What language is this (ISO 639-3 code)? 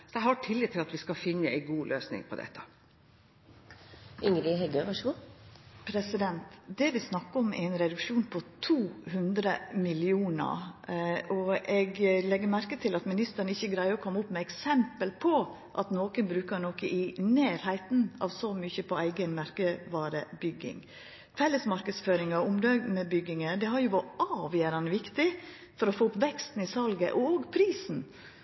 nor